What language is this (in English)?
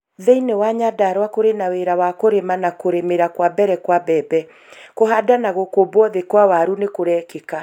Kikuyu